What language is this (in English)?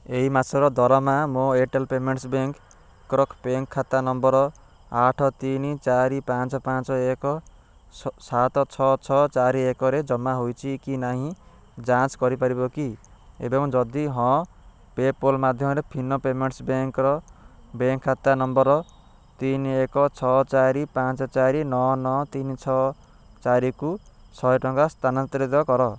Odia